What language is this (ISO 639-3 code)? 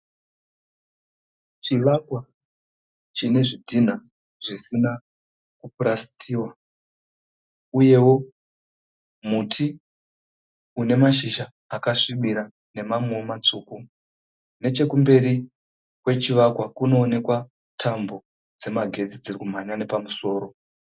sna